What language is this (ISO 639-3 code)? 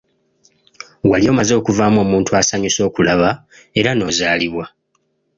lug